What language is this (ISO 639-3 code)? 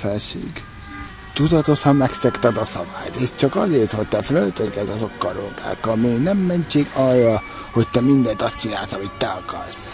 hun